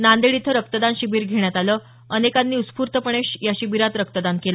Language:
Marathi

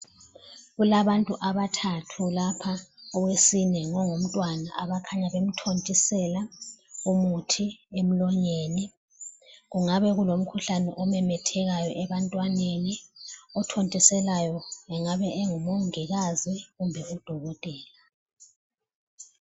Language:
North Ndebele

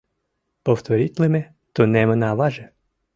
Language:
Mari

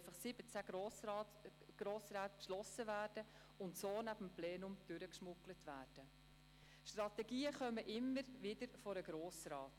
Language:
Swiss German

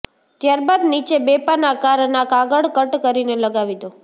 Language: Gujarati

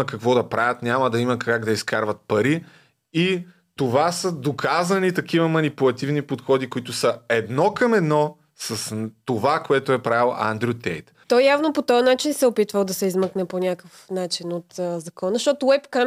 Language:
Bulgarian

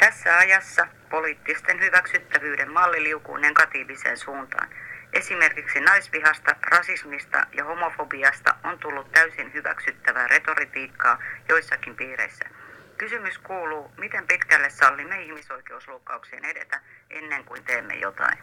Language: Finnish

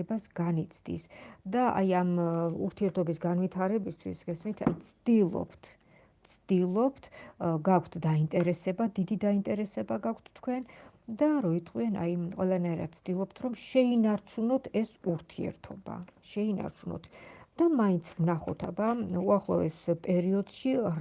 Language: Georgian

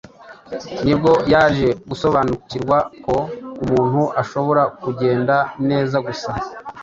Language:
Kinyarwanda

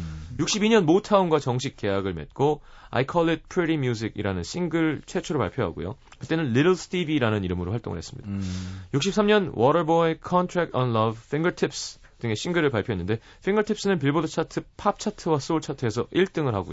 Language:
Korean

